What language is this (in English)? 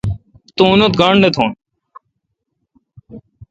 Kalkoti